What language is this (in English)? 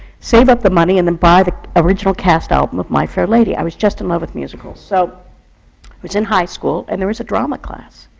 English